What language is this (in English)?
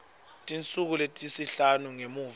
Swati